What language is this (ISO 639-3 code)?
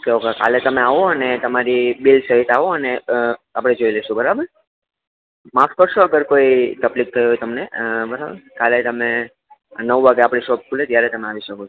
guj